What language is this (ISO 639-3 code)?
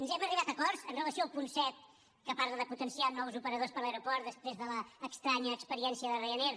cat